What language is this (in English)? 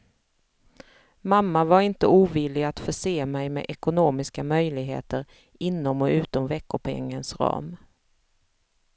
Swedish